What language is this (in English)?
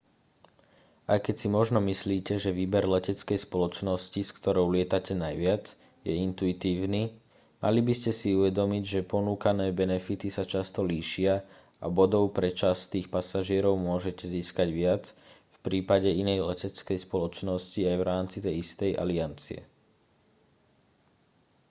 Slovak